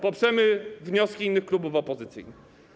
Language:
Polish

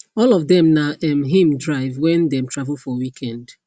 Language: Nigerian Pidgin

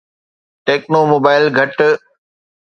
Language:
Sindhi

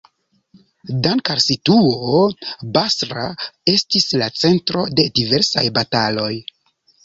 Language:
Esperanto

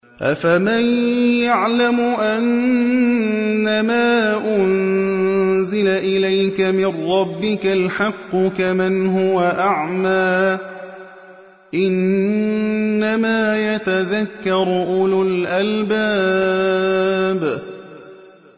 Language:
Arabic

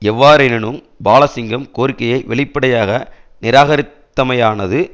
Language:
Tamil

